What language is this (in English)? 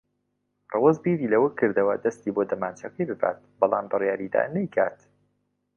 Central Kurdish